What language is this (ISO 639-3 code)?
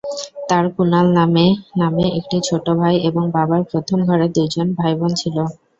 ben